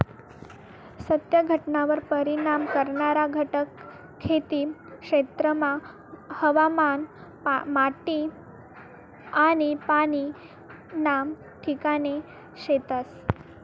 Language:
Marathi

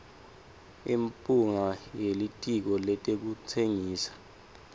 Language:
Swati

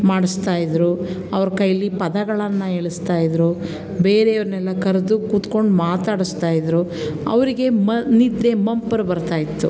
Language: Kannada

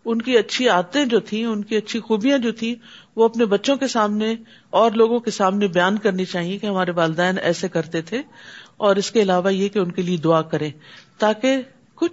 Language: Urdu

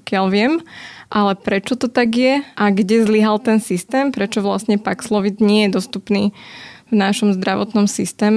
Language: Slovak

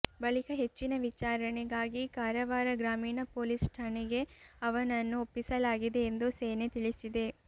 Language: Kannada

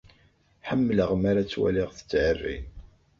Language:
Kabyle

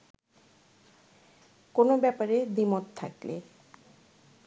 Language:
Bangla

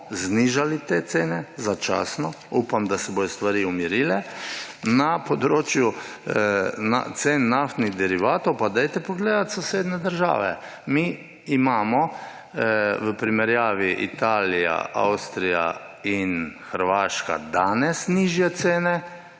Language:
Slovenian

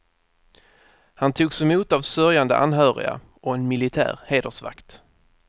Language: Swedish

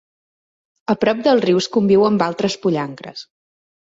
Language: Catalan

